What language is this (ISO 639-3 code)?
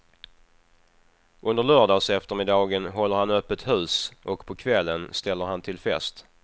swe